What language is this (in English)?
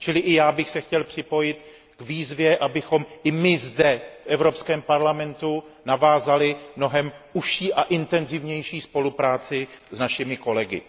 Czech